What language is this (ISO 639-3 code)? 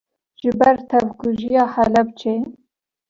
kur